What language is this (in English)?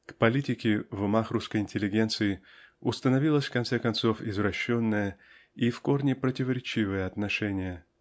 Russian